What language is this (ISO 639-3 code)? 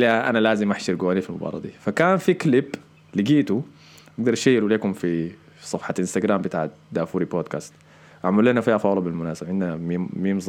ara